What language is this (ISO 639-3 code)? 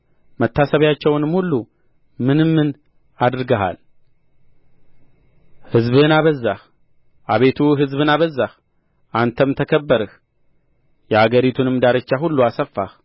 amh